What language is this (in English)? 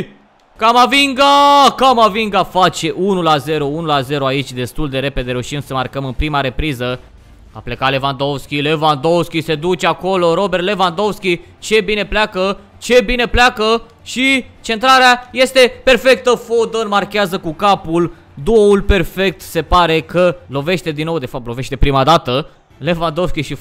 Romanian